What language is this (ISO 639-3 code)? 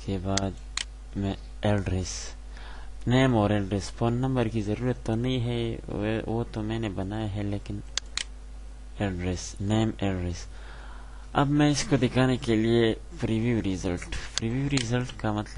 ron